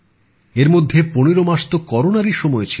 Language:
Bangla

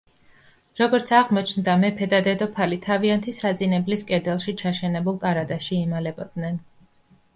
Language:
Georgian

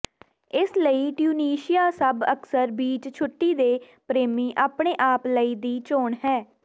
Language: Punjabi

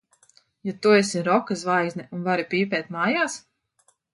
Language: Latvian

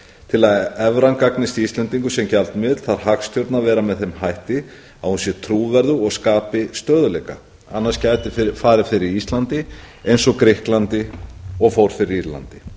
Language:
Icelandic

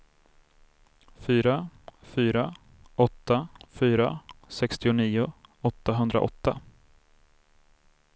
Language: Swedish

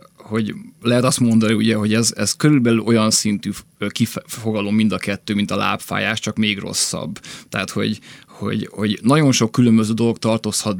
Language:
Hungarian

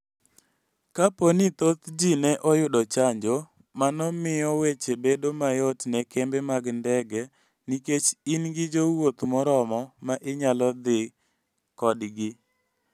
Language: Luo (Kenya and Tanzania)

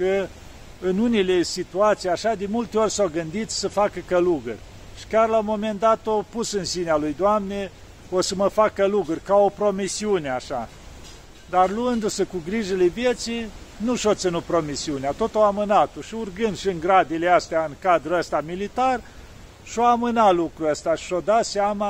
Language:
Romanian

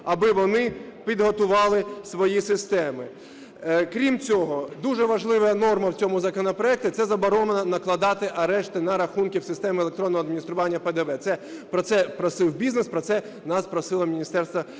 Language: Ukrainian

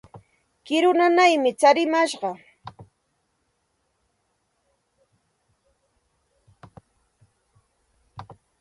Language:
Santa Ana de Tusi Pasco Quechua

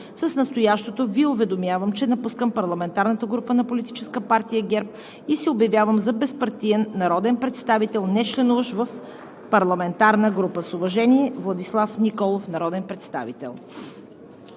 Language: Bulgarian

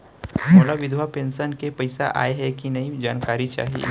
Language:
Chhattisgarhi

